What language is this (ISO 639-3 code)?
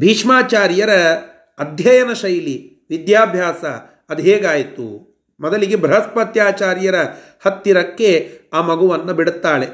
kan